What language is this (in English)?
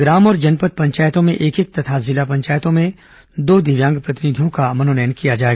Hindi